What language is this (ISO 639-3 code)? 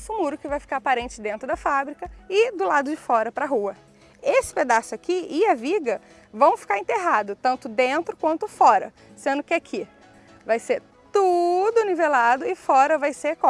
por